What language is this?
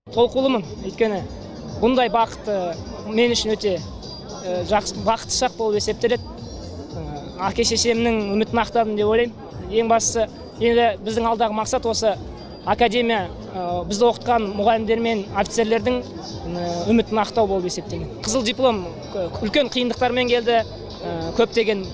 Russian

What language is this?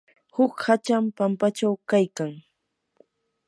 Yanahuanca Pasco Quechua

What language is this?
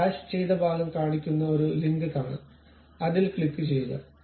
Malayalam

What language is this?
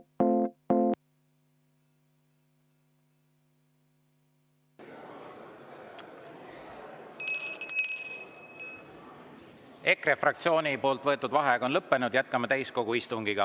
Estonian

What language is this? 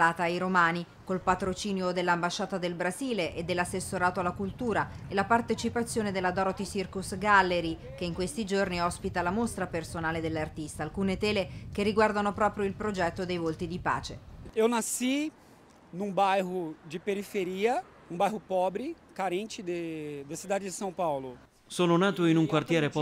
Italian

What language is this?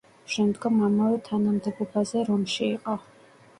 Georgian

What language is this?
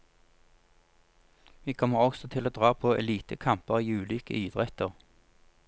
Norwegian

